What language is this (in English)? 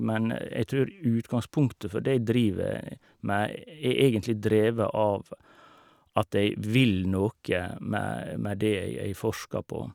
Norwegian